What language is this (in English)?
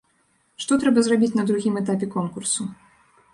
Belarusian